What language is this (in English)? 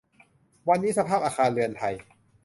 Thai